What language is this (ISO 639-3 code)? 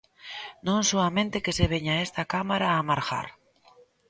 glg